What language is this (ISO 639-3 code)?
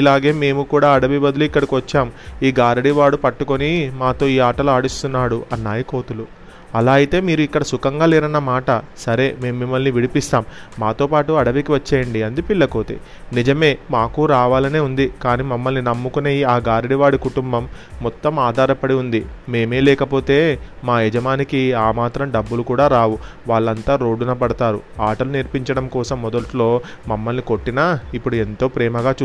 tel